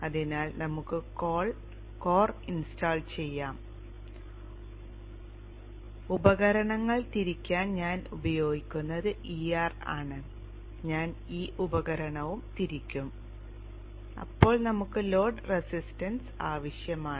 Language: Malayalam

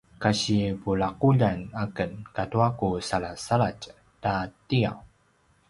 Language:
Paiwan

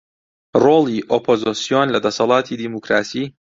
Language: Central Kurdish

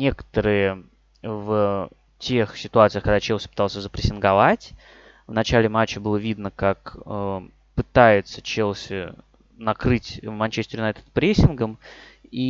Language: Russian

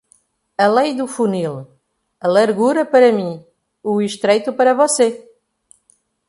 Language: Portuguese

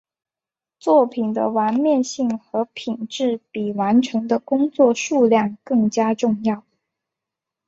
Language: Chinese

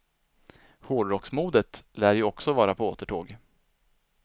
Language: Swedish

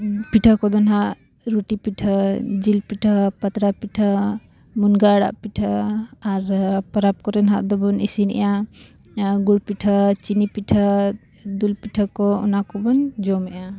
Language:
Santali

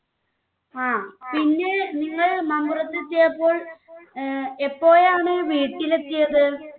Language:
Malayalam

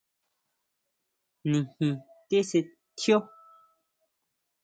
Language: Huautla Mazatec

